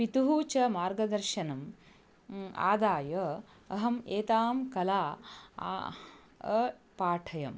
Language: Sanskrit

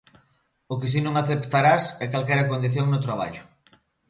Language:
Galician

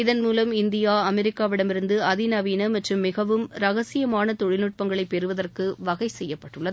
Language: Tamil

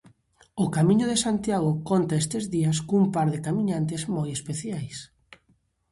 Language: Galician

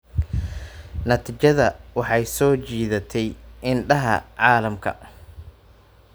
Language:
Somali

